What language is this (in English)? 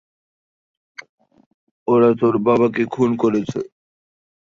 Bangla